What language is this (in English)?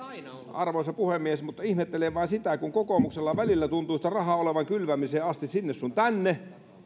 Finnish